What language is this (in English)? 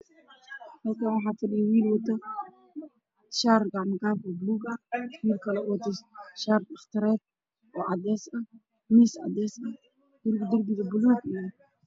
Somali